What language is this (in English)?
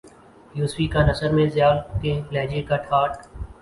Urdu